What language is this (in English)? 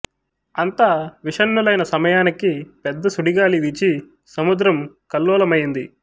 Telugu